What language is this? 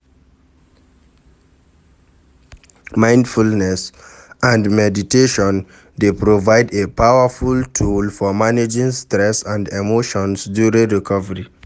Nigerian Pidgin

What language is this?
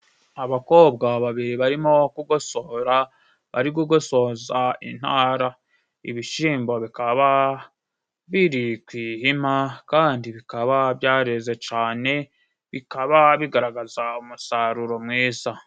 Kinyarwanda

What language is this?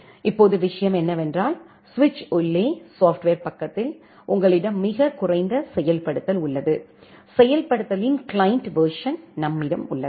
Tamil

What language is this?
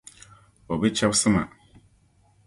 Dagbani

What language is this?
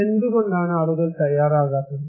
Malayalam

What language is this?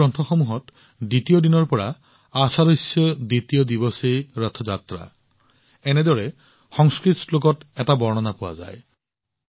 Assamese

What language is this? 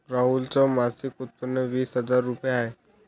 Marathi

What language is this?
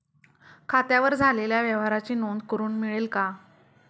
Marathi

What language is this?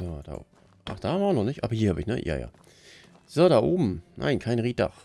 German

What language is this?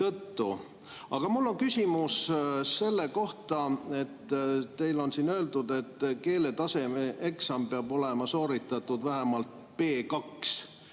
Estonian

